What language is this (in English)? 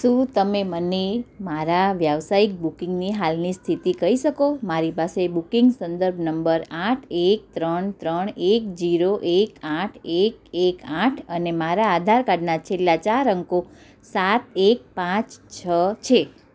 Gujarati